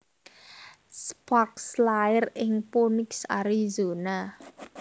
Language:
Javanese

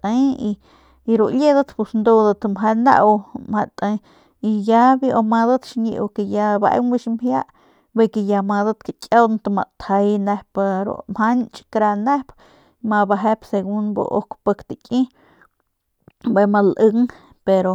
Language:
Northern Pame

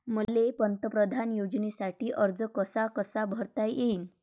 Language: Marathi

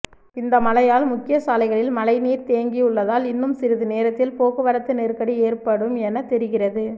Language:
Tamil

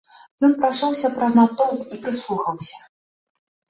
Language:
Belarusian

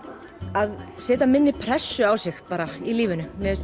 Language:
Icelandic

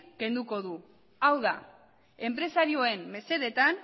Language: Basque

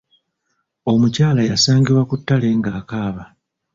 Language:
Ganda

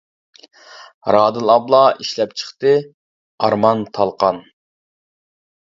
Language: Uyghur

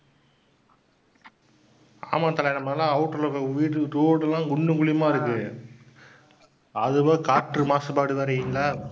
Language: Tamil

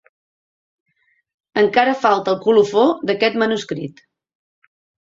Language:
Catalan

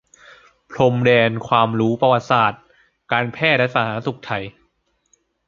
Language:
Thai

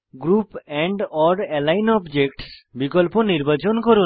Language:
Bangla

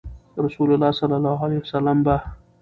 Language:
Pashto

